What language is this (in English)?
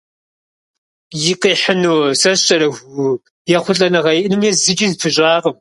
Kabardian